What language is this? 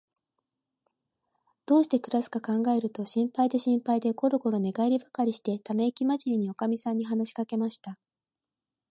Japanese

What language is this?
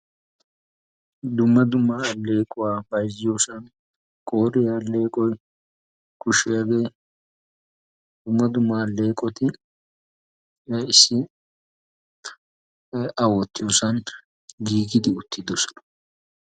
Wolaytta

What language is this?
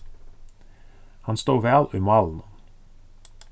Faroese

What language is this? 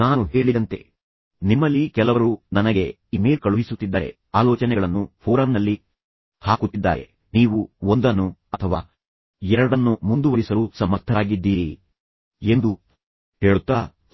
Kannada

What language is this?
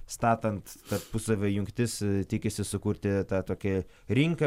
Lithuanian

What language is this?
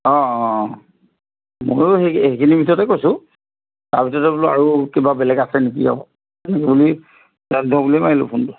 Assamese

